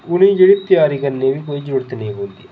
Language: Dogri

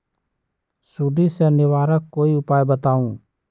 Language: Magahi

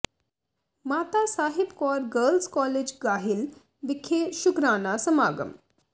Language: Punjabi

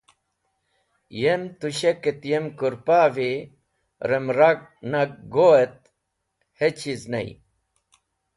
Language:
Wakhi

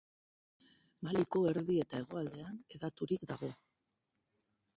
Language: Basque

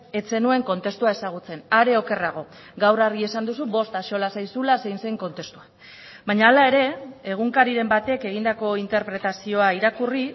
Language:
Basque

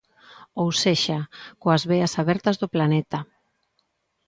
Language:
Galician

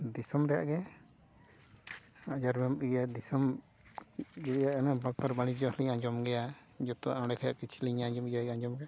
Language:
Santali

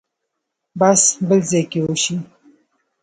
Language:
Pashto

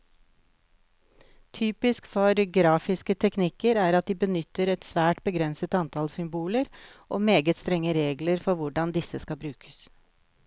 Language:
Norwegian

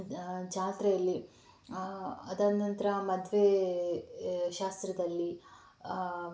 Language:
Kannada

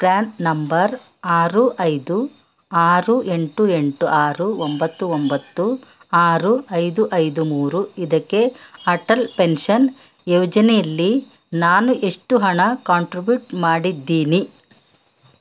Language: Kannada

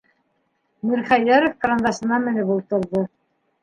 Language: Bashkir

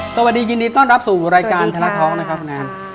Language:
Thai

